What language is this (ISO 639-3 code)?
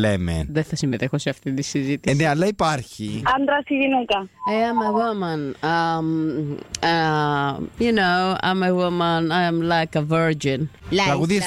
ell